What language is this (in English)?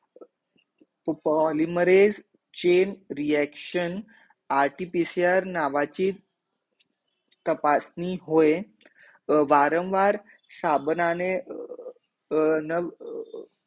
Marathi